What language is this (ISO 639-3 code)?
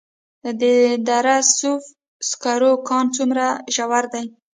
pus